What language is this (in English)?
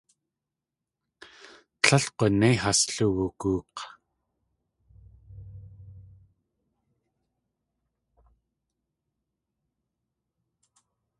Tlingit